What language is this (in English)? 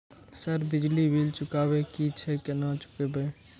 Maithili